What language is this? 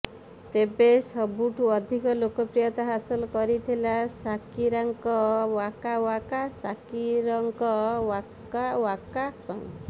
Odia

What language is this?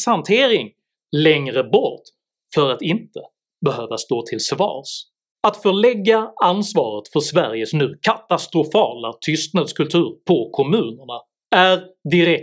Swedish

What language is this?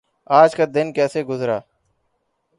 Urdu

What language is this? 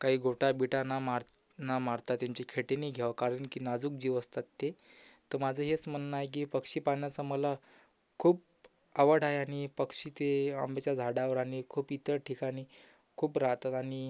Marathi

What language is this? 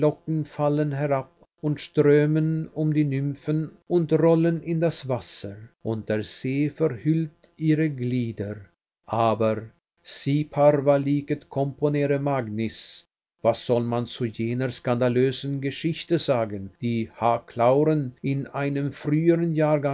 German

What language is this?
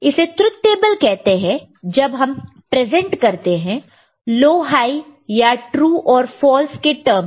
Hindi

